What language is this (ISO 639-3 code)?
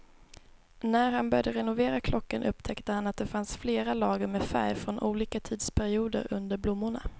swe